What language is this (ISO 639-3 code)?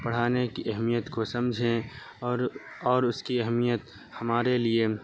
urd